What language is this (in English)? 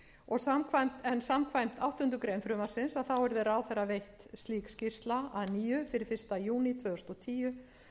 Icelandic